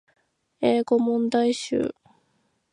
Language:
Japanese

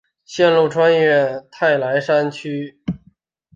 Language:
Chinese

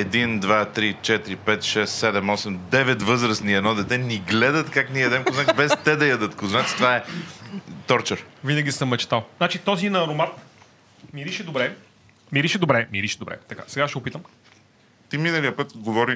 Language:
Bulgarian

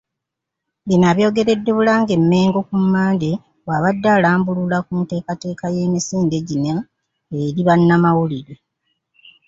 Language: Ganda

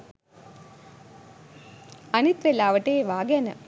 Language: Sinhala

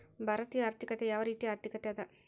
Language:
Kannada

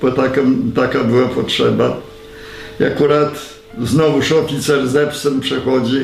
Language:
Polish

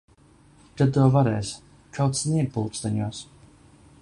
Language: Latvian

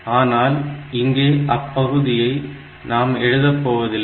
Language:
Tamil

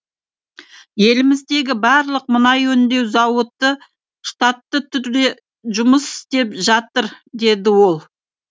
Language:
Kazakh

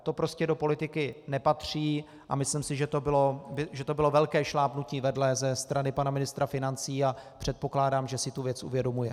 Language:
Czech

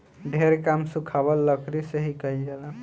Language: Bhojpuri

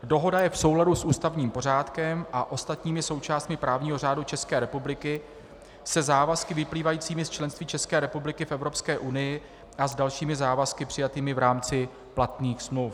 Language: Czech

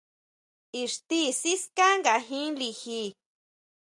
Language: Huautla Mazatec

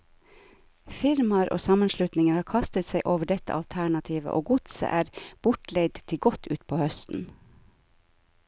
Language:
Norwegian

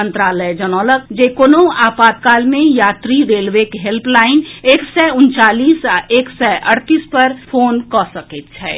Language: Maithili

